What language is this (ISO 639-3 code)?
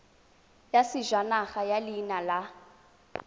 tsn